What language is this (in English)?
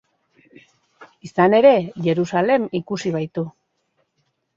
Basque